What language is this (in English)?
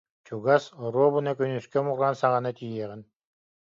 Yakut